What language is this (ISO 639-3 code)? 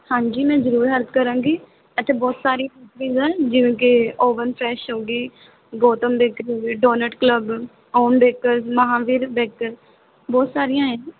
pan